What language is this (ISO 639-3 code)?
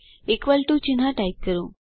guj